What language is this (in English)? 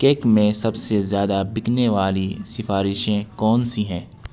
Urdu